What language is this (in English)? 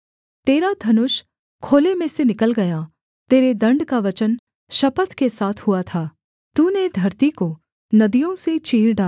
Hindi